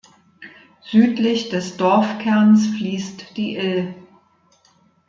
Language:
German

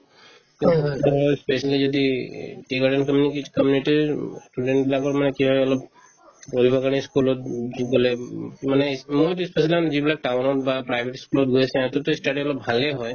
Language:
Assamese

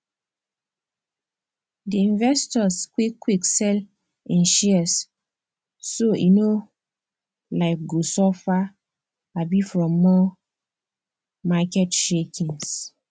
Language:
Nigerian Pidgin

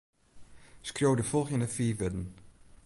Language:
Western Frisian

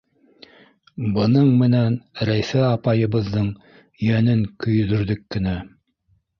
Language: Bashkir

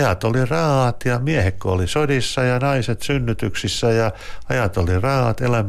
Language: Finnish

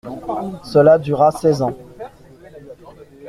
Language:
French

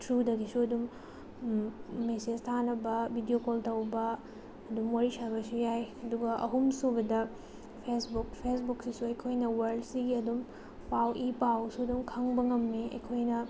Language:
Manipuri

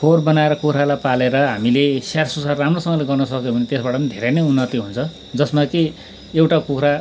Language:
Nepali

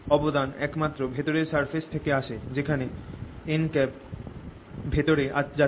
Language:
Bangla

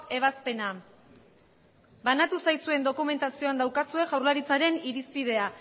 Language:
Basque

